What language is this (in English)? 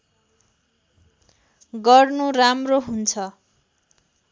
Nepali